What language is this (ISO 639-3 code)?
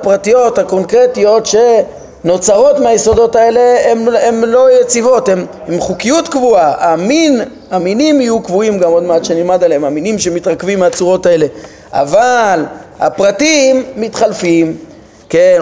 heb